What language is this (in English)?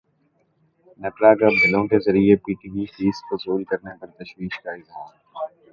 Urdu